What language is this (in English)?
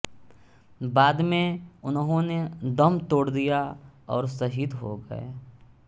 Hindi